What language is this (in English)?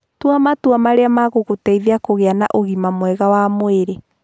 Kikuyu